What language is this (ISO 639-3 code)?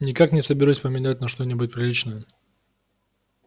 rus